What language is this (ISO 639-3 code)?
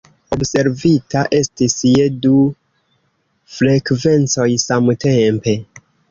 epo